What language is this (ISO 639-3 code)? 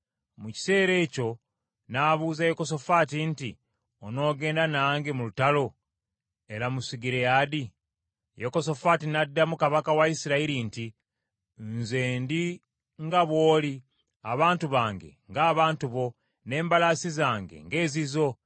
lug